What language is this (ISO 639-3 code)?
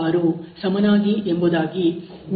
kan